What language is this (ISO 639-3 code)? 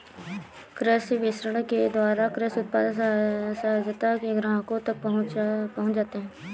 hin